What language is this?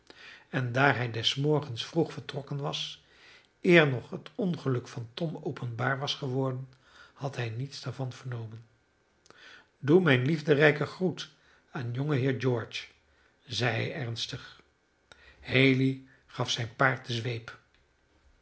Dutch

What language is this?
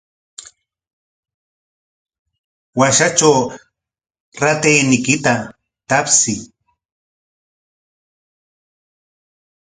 Corongo Ancash Quechua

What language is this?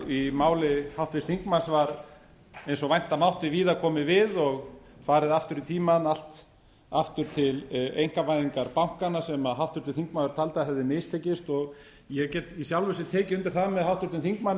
Icelandic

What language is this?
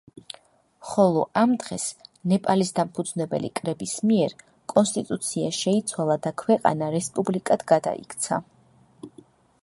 Georgian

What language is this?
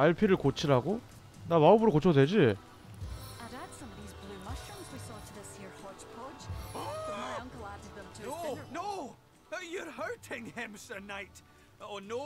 Korean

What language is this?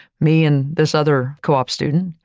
English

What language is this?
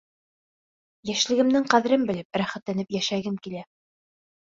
Bashkir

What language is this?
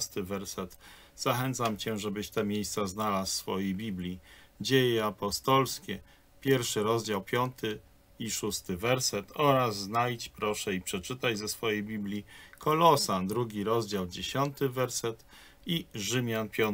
Polish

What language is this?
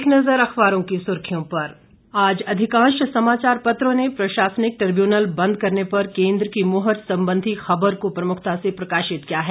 Hindi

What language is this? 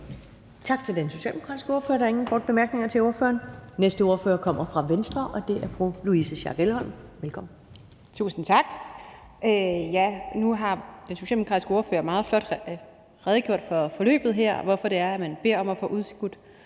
Danish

